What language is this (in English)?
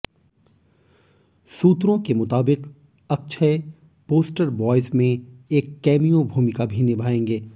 Hindi